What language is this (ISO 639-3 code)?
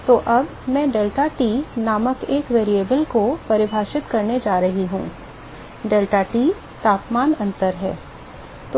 hin